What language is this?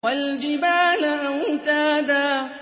Arabic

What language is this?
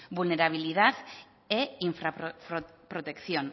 Spanish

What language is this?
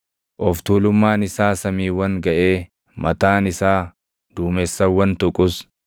Oromo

